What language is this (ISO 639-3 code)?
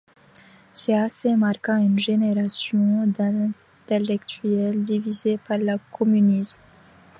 fra